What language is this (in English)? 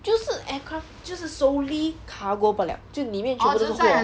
English